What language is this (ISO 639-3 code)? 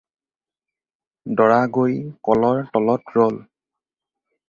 asm